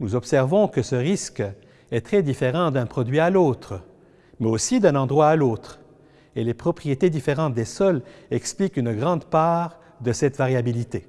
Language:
French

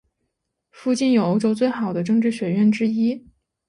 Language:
Chinese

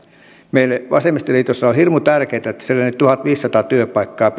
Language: Finnish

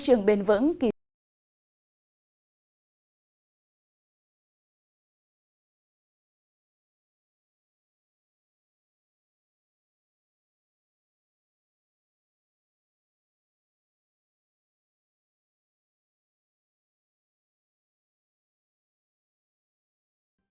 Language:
Vietnamese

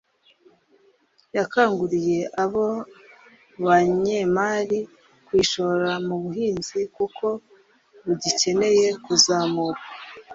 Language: Kinyarwanda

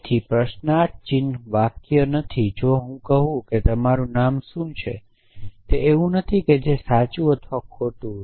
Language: Gujarati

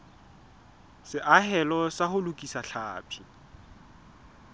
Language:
Southern Sotho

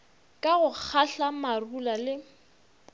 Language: Northern Sotho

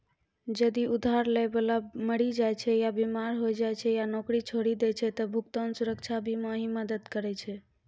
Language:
Maithili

